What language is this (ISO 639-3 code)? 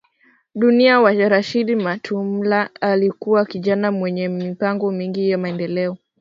swa